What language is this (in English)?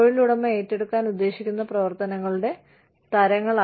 Malayalam